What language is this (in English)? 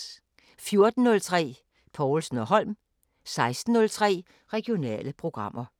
Danish